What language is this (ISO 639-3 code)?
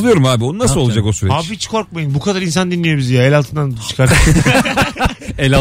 tur